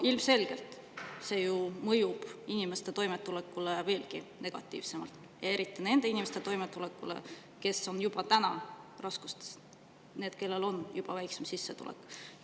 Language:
Estonian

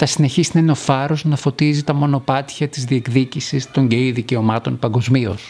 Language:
Greek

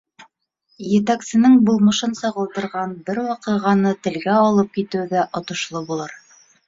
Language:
Bashkir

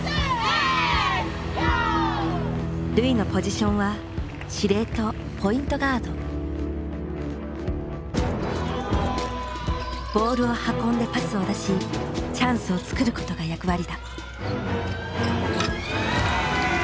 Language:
Japanese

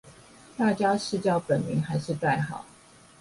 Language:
Chinese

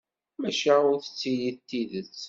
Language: Kabyle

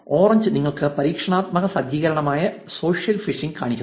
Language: Malayalam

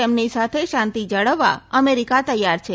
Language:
Gujarati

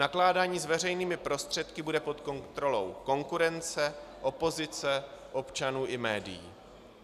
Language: Czech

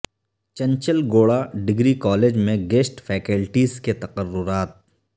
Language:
Urdu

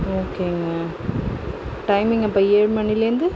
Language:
Tamil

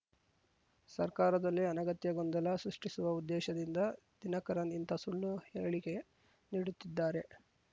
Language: Kannada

